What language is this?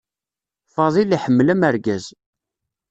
Kabyle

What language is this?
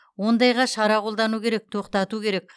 Kazakh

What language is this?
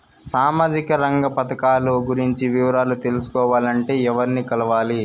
Telugu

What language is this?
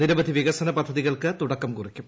Malayalam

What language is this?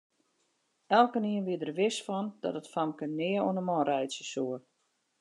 Western Frisian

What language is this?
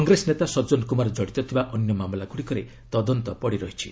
Odia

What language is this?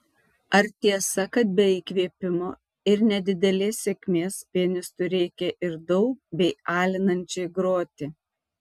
Lithuanian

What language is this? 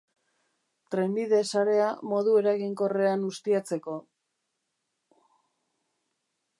Basque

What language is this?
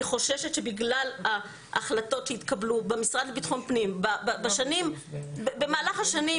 Hebrew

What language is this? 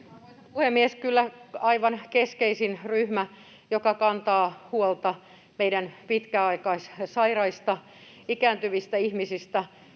Finnish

